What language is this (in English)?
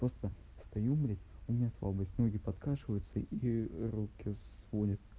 Russian